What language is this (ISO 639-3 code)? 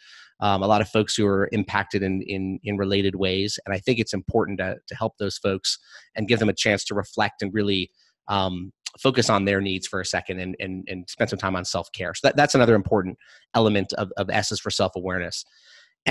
eng